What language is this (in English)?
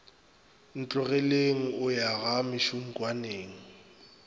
Northern Sotho